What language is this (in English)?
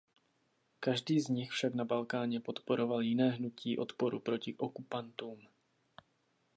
Czech